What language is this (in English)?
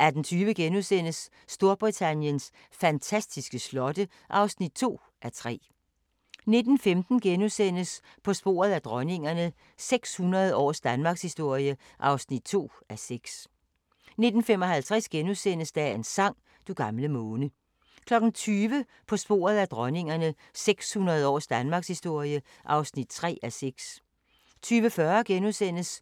Danish